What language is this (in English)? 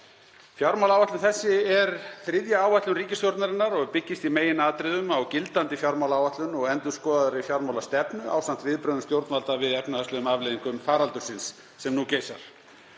Icelandic